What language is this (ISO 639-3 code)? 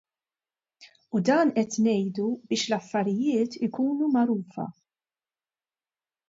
mlt